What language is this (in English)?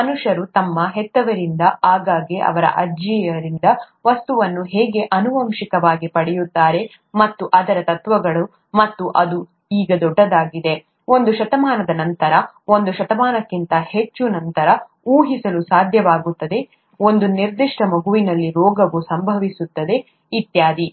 Kannada